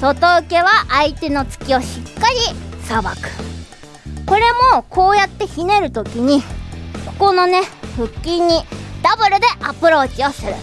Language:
Japanese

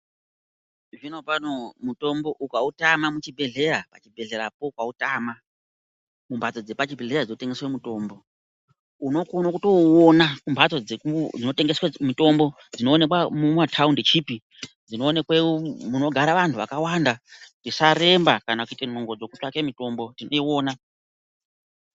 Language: Ndau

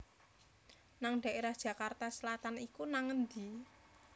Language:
Javanese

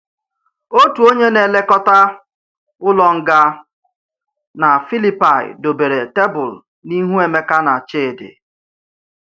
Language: Igbo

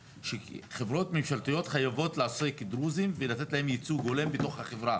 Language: Hebrew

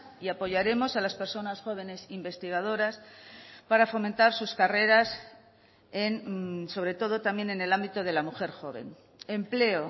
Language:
Spanish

